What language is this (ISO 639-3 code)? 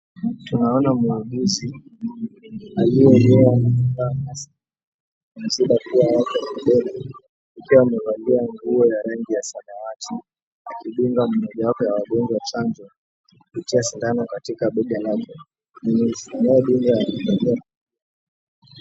swa